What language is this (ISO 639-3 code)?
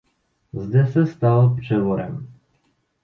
ces